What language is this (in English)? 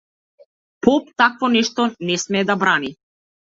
Macedonian